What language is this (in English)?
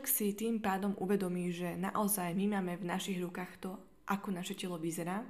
Slovak